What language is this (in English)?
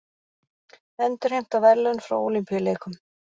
Icelandic